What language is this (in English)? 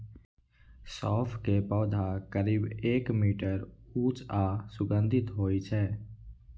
Maithili